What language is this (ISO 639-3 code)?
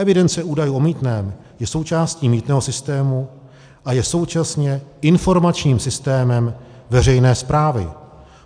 ces